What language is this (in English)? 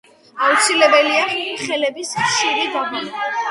Georgian